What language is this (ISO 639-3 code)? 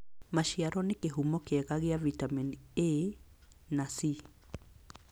kik